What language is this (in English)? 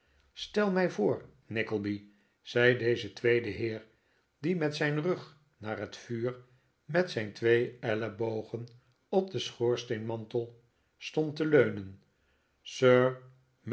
Dutch